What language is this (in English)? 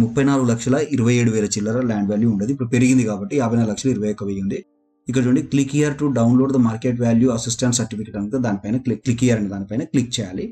Hindi